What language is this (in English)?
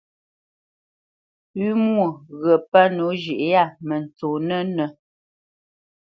Bamenyam